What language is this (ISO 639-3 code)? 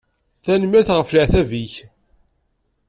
kab